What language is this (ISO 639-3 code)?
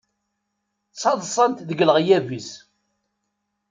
kab